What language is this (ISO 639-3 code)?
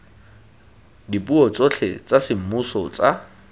tsn